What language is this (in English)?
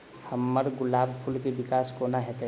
Maithili